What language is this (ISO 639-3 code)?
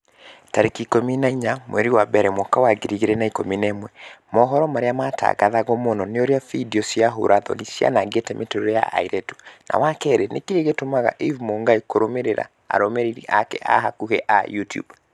kik